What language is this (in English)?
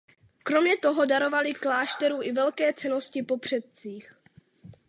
Czech